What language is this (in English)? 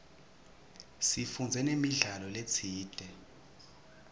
Swati